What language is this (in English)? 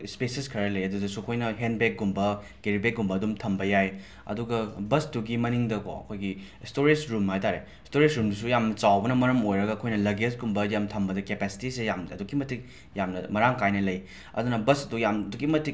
Manipuri